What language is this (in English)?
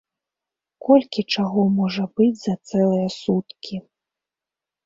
Belarusian